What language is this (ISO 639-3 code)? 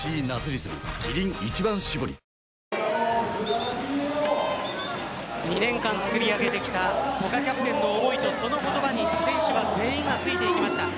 jpn